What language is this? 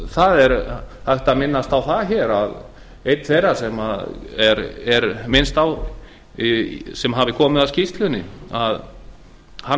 Icelandic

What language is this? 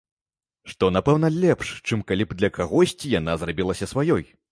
Belarusian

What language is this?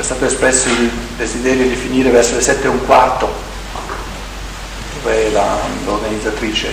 Italian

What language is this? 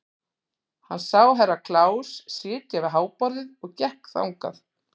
Icelandic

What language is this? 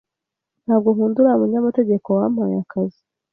Kinyarwanda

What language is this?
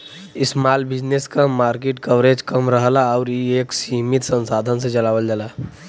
Bhojpuri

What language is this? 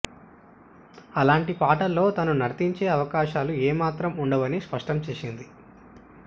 Telugu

